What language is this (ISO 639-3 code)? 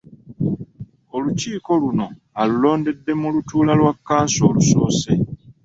lug